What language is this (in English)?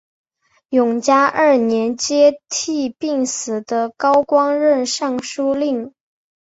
Chinese